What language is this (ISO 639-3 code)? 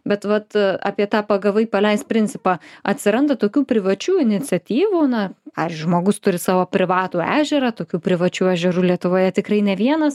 lit